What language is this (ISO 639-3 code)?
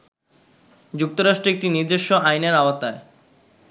ben